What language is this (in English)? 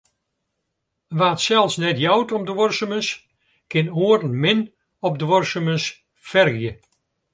Western Frisian